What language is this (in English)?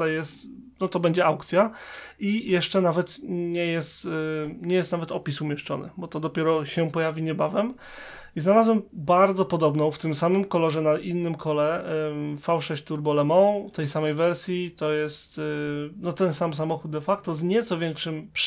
Polish